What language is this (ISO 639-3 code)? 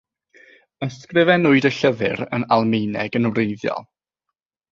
cym